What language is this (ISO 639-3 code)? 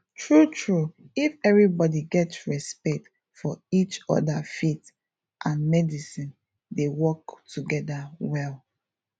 pcm